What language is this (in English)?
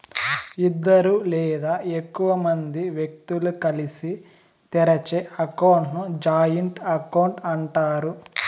Telugu